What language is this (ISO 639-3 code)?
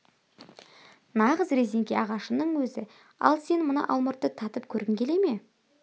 kaz